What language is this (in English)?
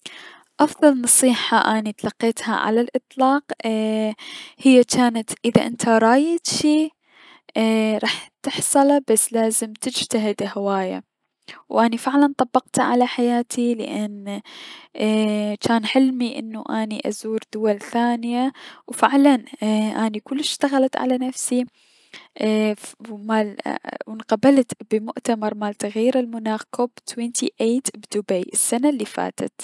Mesopotamian Arabic